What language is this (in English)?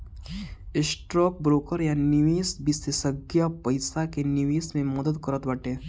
Bhojpuri